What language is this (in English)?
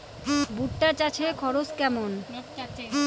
Bangla